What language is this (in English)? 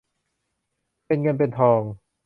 Thai